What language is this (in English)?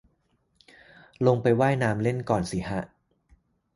Thai